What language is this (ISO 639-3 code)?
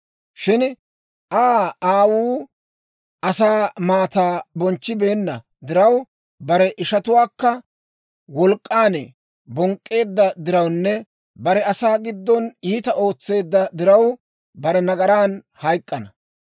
dwr